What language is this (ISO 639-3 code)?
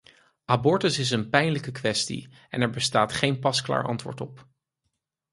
nld